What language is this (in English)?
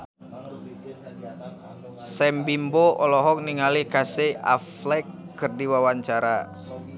Sundanese